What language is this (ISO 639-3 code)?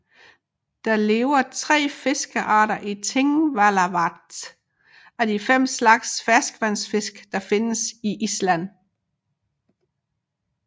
dan